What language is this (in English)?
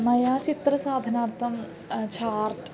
Sanskrit